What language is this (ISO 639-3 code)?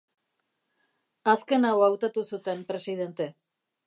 eus